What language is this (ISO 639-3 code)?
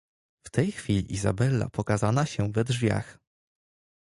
pol